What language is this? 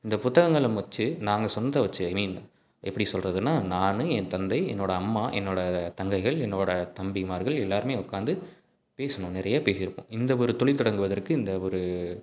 Tamil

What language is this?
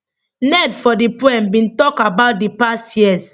Nigerian Pidgin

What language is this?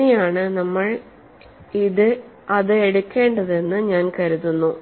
Malayalam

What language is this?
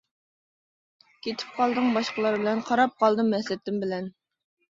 Uyghur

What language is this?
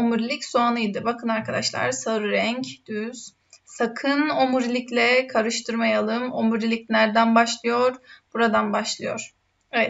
Turkish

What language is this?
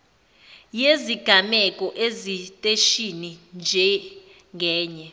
Zulu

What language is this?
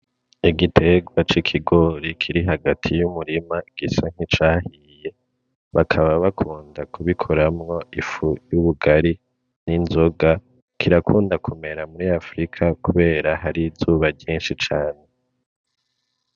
Rundi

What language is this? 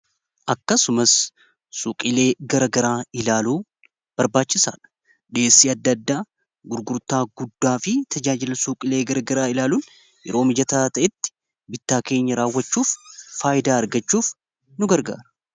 Oromo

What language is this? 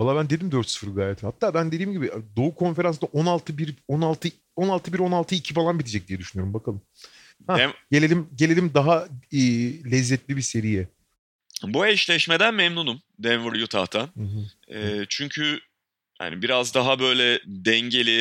Turkish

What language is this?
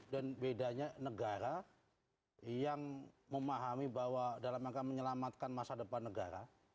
Indonesian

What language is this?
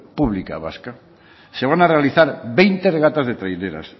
Spanish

